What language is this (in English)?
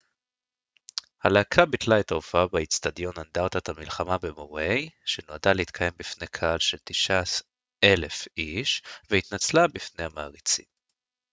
Hebrew